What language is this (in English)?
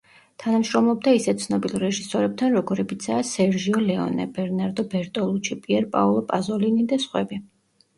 Georgian